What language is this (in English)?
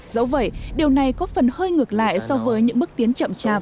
Vietnamese